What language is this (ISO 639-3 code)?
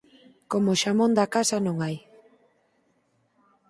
glg